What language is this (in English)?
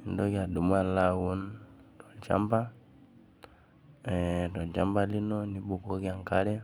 Masai